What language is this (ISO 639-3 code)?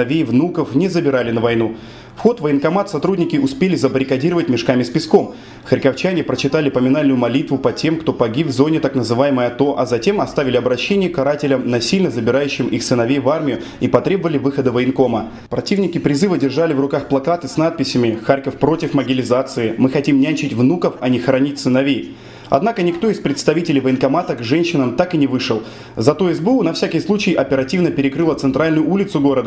rus